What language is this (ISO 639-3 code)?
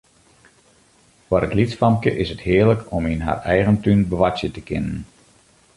fry